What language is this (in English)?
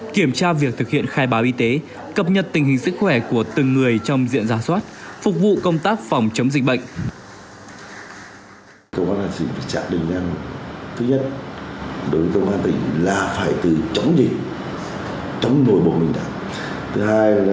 Vietnamese